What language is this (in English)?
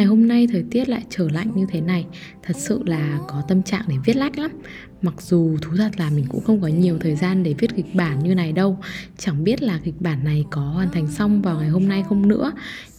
Vietnamese